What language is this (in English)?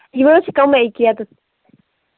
Kashmiri